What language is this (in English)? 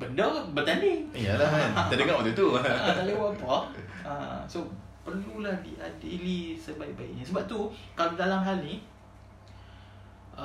Malay